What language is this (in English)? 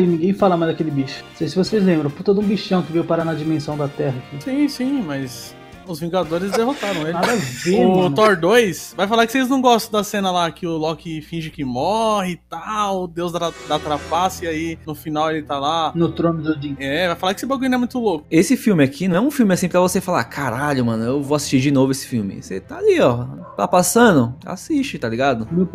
Portuguese